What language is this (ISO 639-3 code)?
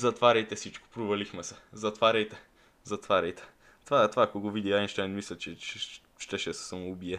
bul